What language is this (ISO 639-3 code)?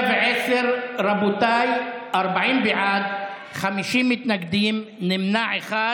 heb